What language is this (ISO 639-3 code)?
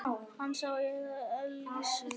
isl